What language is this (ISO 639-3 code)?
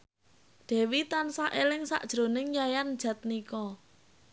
jav